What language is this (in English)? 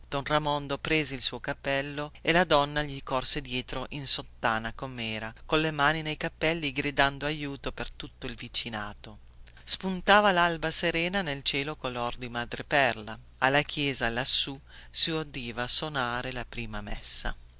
Italian